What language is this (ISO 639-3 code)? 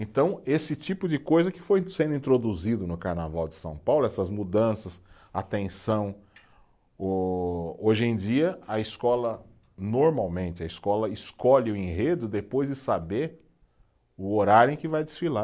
por